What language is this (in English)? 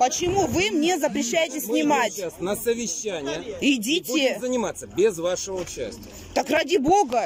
Russian